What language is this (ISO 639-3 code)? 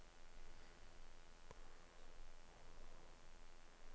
nor